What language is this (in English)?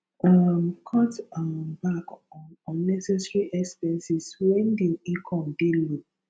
Nigerian Pidgin